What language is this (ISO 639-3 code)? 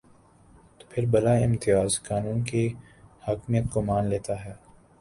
urd